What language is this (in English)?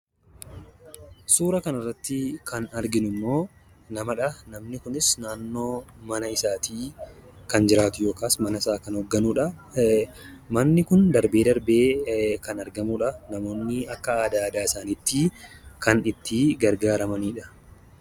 Oromo